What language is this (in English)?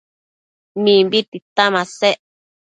Matsés